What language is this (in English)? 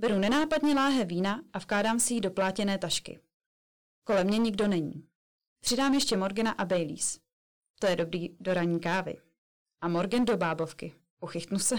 Czech